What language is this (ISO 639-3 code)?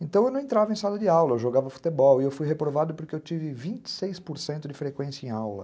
por